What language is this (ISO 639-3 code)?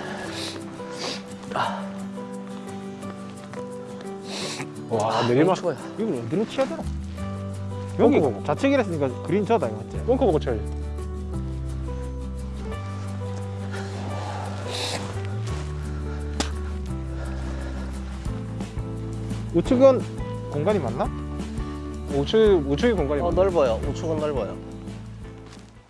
kor